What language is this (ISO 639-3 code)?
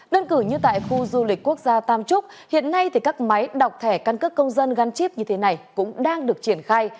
vie